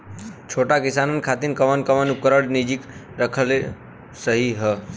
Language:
Bhojpuri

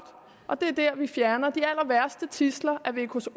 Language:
Danish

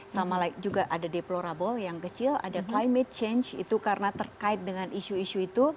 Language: Indonesian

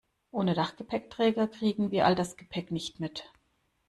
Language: German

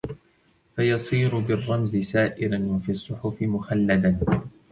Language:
Arabic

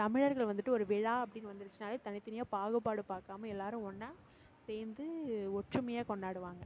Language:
Tamil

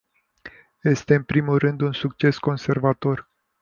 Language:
Romanian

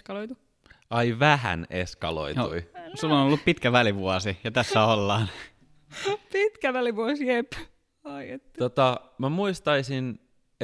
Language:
Finnish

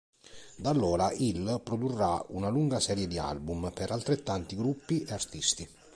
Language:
Italian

